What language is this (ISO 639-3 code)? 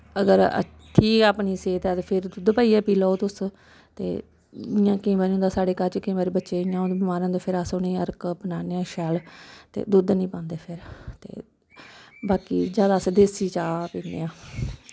doi